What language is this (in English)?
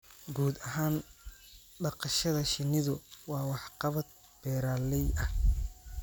Somali